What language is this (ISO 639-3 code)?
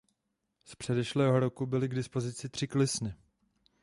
ces